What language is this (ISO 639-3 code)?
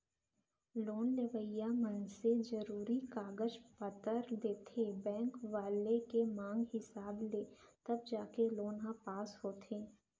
hne